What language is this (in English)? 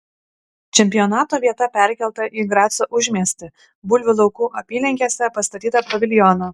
Lithuanian